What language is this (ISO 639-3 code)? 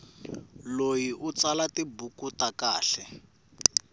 tso